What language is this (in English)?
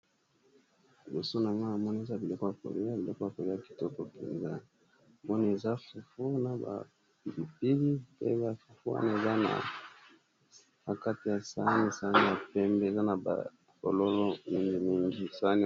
Lingala